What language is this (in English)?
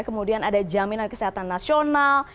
Indonesian